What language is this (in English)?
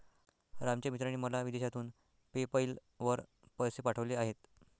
Marathi